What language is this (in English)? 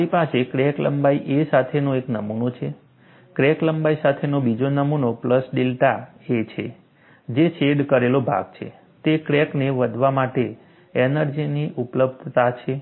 Gujarati